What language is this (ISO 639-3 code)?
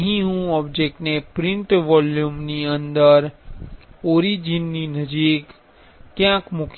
guj